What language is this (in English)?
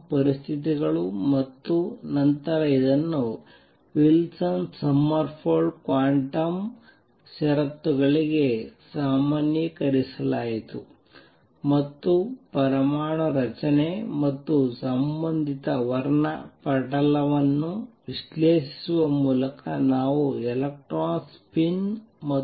Kannada